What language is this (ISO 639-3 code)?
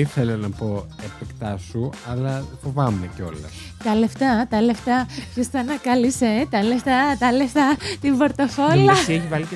ell